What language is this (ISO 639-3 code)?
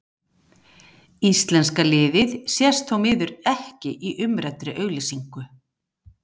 isl